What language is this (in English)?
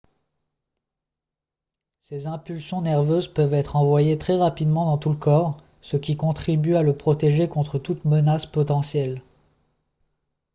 French